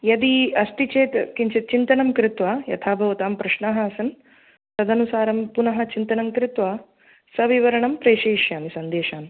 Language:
Sanskrit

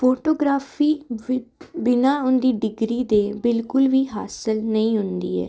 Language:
Punjabi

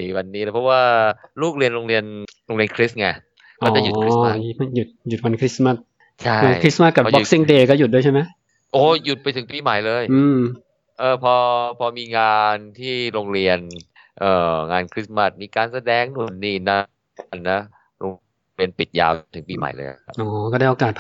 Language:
Thai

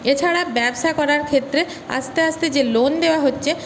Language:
Bangla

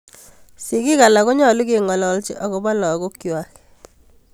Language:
Kalenjin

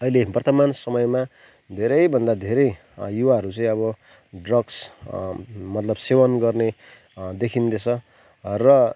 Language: Nepali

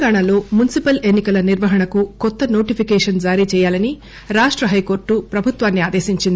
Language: Telugu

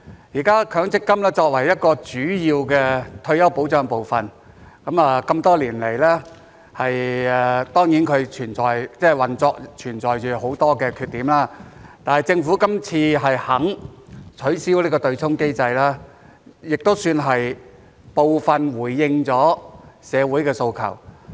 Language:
Cantonese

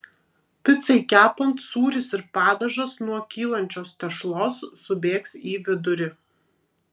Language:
Lithuanian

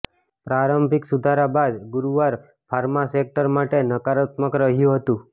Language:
Gujarati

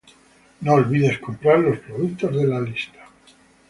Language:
Spanish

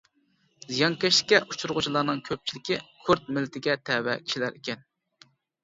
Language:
Uyghur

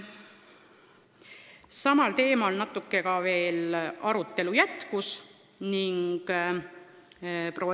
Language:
Estonian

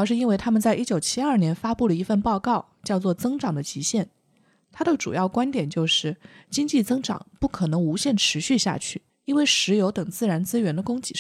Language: Chinese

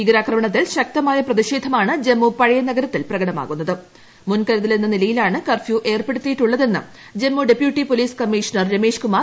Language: Malayalam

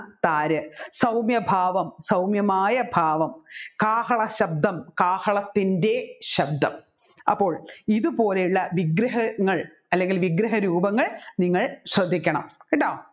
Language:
Malayalam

